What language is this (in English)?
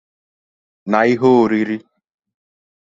Igbo